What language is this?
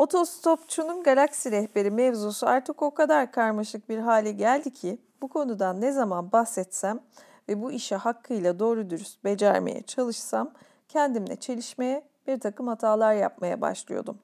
Turkish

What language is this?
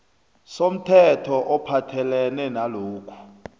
South Ndebele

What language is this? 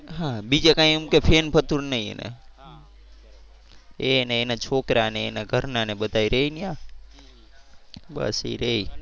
Gujarati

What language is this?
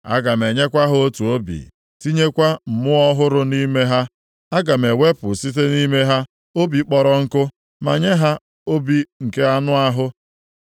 Igbo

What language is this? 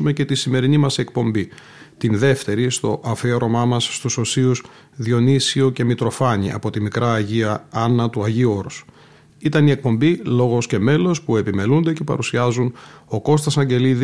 Greek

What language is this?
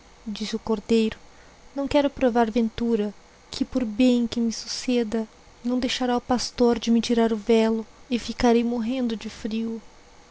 Portuguese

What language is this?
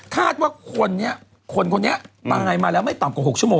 Thai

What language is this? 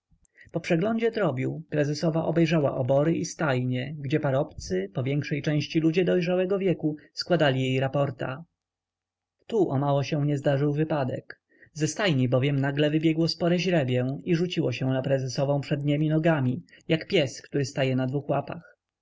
Polish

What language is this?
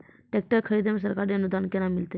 Maithili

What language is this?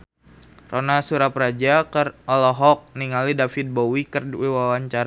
Sundanese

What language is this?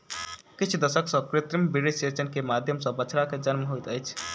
Maithili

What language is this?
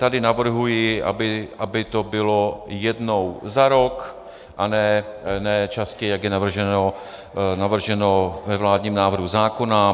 Czech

